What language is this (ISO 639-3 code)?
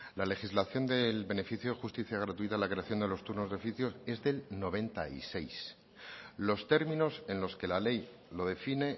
spa